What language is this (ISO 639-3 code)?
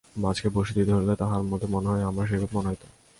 ben